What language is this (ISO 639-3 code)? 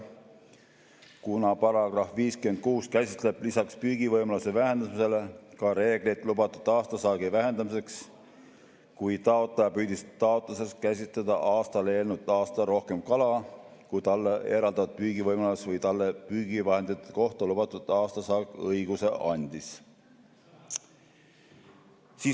est